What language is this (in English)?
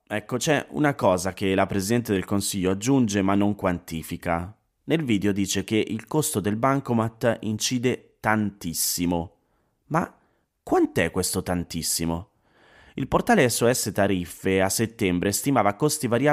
Italian